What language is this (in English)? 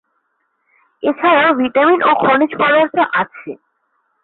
Bangla